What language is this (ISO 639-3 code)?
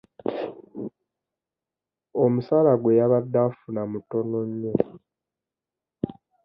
lug